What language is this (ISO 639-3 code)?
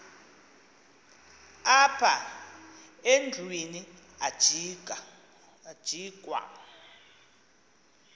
xho